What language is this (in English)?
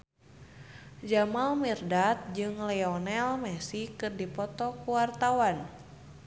Sundanese